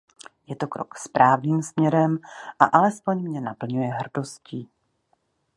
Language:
Czech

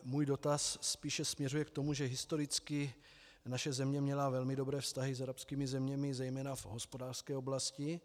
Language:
Czech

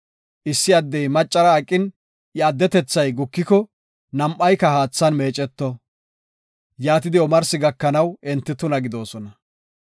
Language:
Gofa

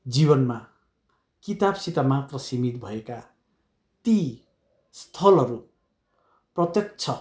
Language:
Nepali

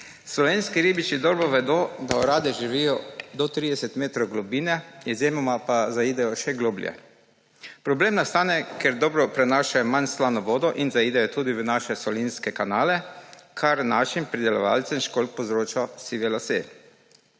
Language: Slovenian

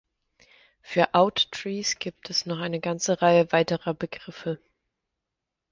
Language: German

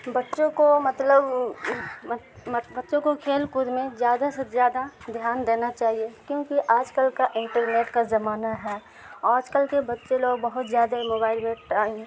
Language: Urdu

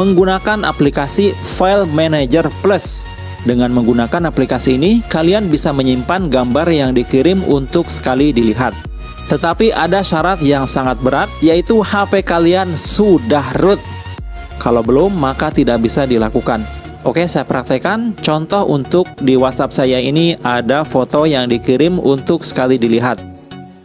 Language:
Indonesian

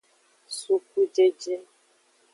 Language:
Aja (Benin)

